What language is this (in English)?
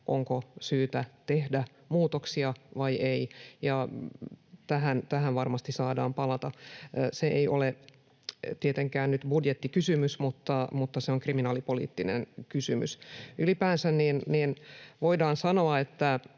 Finnish